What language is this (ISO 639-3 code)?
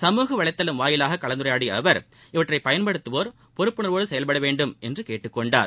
tam